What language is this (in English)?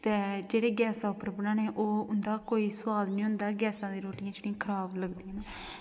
Dogri